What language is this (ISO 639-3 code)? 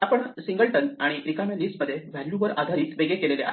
mar